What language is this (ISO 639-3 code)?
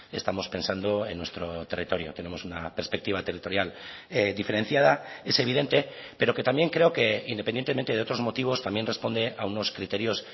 spa